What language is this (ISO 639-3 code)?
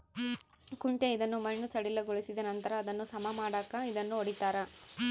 kan